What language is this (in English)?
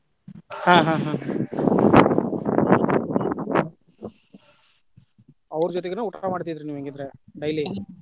Kannada